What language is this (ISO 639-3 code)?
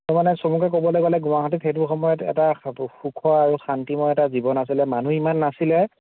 asm